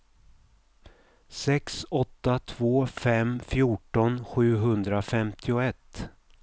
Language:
Swedish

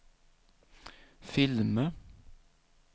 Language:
Swedish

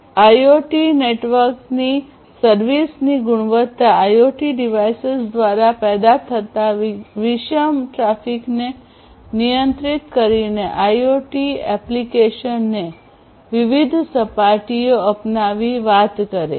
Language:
Gujarati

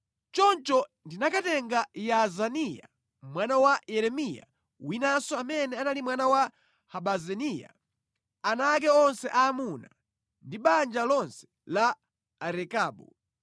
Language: Nyanja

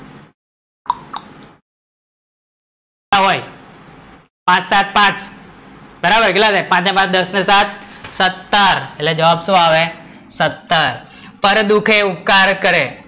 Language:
Gujarati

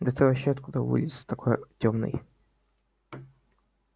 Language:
Russian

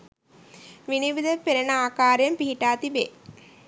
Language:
Sinhala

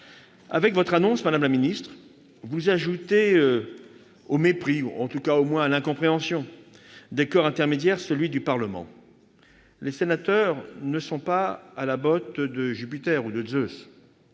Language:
French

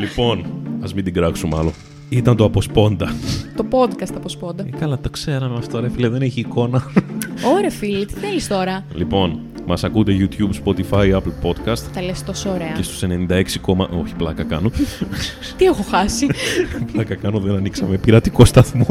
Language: Greek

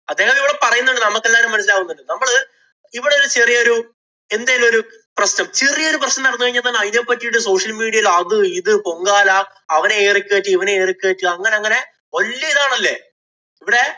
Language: Malayalam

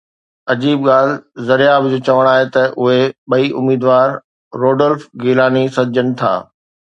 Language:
Sindhi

